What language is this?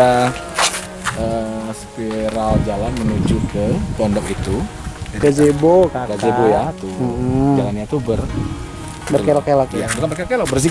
Indonesian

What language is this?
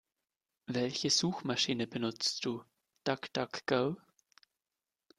German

